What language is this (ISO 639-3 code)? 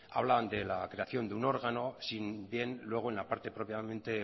spa